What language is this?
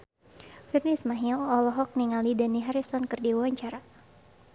Sundanese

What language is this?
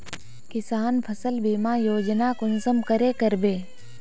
Magahi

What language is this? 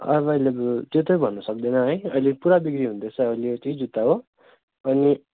Nepali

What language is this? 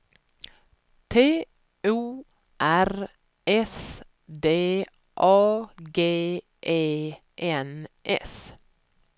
Swedish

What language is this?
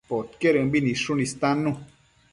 Matsés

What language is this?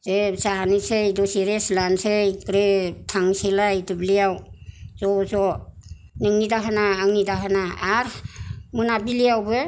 Bodo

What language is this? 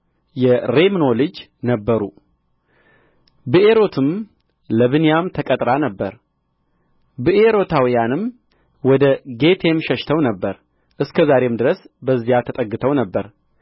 Amharic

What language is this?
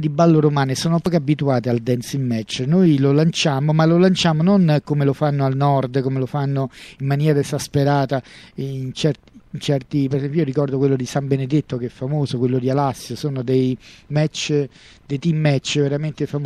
Italian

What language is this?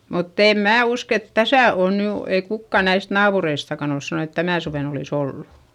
Finnish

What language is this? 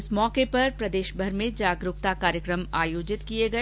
Hindi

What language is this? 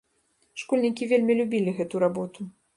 Belarusian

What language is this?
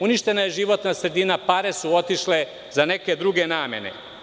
Serbian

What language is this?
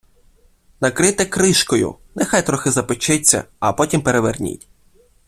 Ukrainian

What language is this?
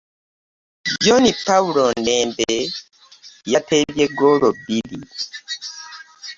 Ganda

